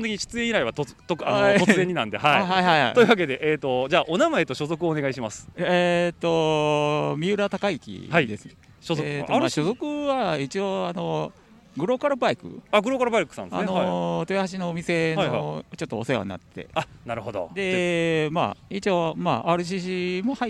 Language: Japanese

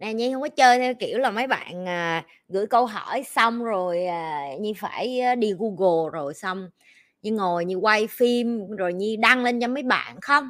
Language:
Vietnamese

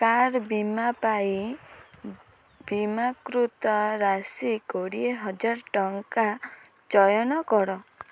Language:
Odia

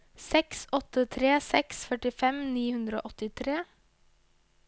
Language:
Norwegian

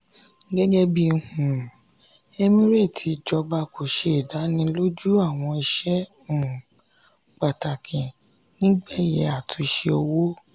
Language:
Yoruba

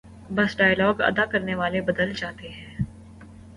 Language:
Urdu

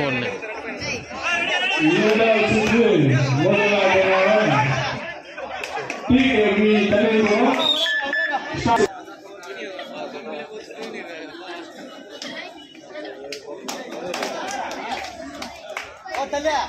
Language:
Arabic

